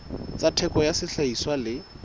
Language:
Southern Sotho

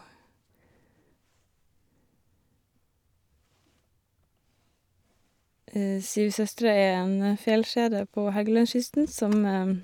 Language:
Norwegian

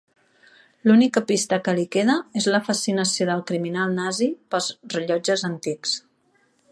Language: Catalan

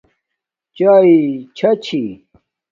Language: Domaaki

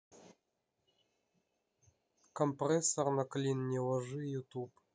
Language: Russian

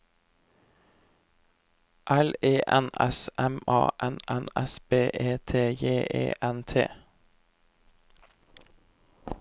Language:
Norwegian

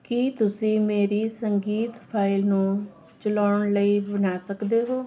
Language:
Punjabi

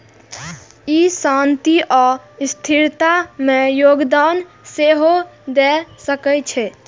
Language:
Maithili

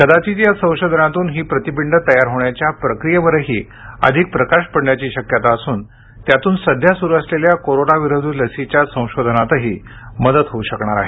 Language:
Marathi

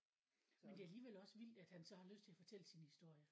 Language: Danish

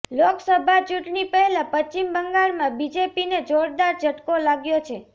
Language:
Gujarati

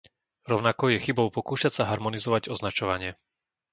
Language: Slovak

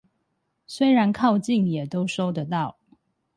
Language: Chinese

